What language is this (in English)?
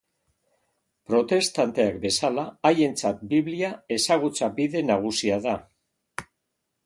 Basque